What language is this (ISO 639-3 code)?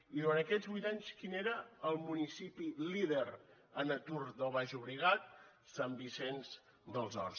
cat